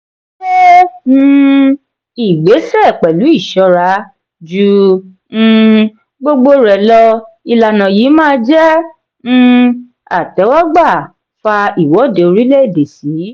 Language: Yoruba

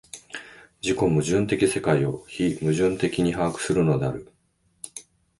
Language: Japanese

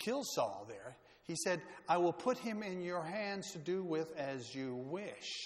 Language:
English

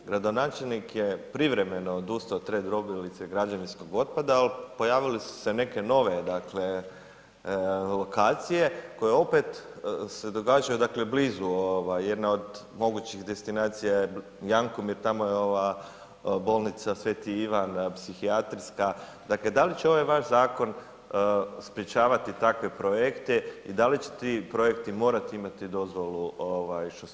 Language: Croatian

